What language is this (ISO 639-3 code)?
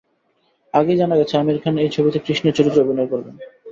ben